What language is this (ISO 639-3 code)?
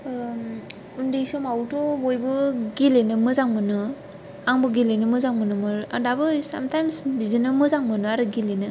brx